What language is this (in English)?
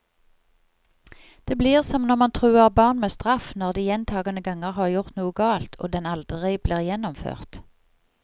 Norwegian